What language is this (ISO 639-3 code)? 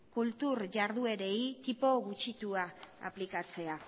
eus